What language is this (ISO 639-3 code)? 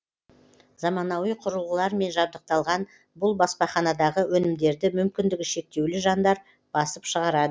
kaz